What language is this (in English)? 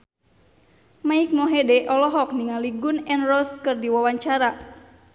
Sundanese